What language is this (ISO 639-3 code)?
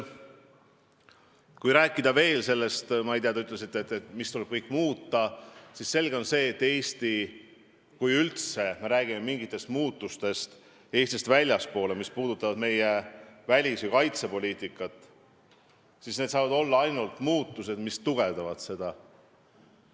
est